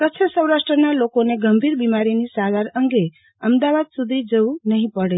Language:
Gujarati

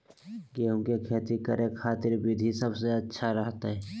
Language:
Magahi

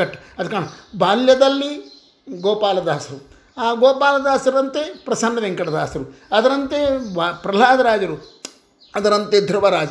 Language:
Kannada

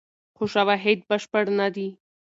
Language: Pashto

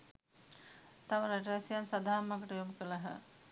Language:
Sinhala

